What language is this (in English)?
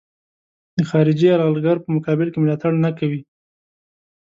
Pashto